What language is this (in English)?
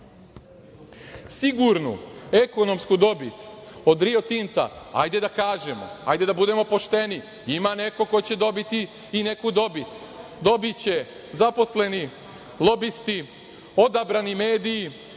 Serbian